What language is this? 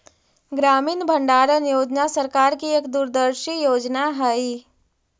Magahi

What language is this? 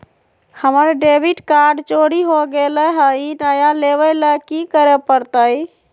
Magahi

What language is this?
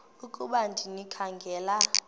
Xhosa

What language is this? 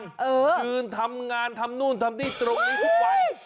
Thai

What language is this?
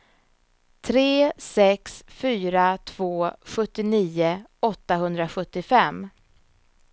Swedish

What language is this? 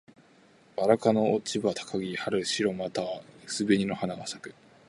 Japanese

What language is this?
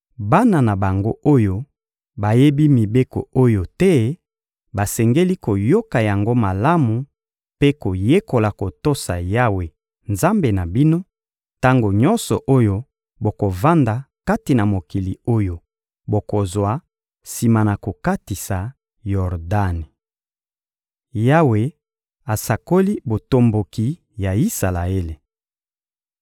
Lingala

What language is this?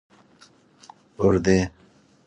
Persian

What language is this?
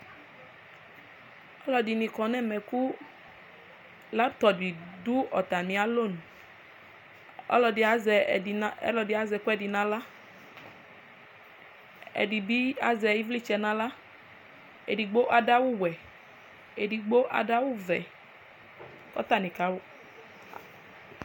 Ikposo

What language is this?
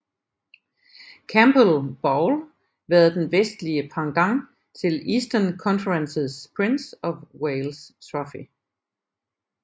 Danish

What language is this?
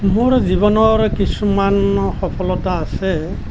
Assamese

